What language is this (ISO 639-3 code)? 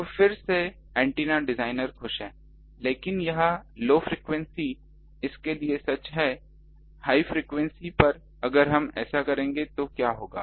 hin